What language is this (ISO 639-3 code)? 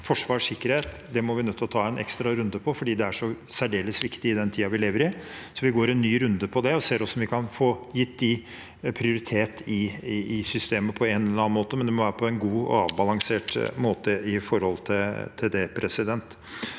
nor